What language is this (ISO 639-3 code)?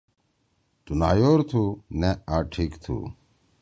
trw